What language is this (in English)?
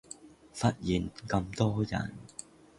Cantonese